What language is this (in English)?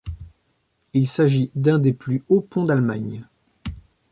French